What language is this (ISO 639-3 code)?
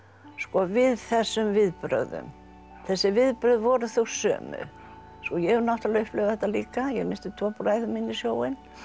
isl